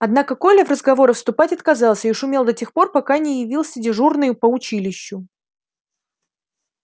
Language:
Russian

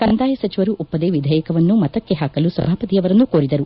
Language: Kannada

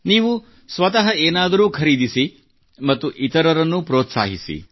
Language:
Kannada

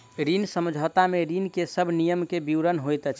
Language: Maithili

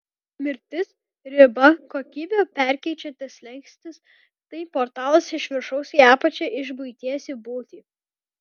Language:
Lithuanian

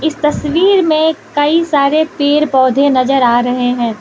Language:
Hindi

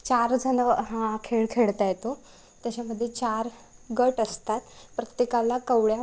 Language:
Marathi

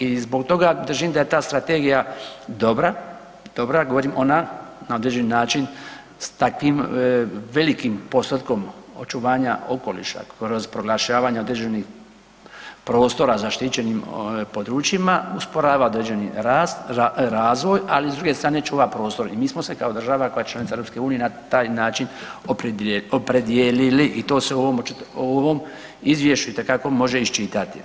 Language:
Croatian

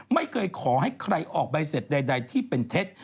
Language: Thai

